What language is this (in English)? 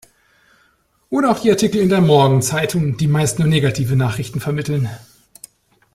German